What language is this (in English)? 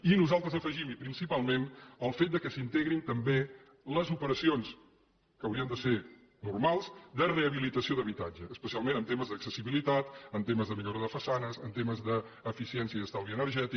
Catalan